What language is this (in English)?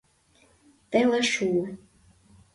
Mari